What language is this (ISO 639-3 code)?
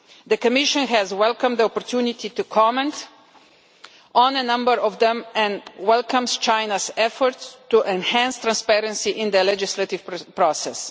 eng